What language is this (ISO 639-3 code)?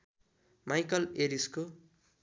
nep